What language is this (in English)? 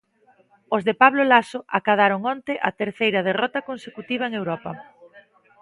Galician